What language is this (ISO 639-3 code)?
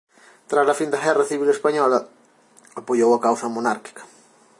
glg